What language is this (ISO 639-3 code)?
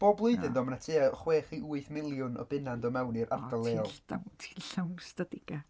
cym